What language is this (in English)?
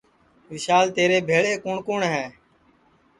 Sansi